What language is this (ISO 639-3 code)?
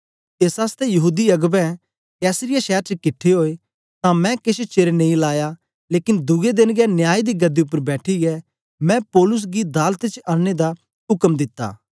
doi